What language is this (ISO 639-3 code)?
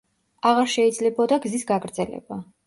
kat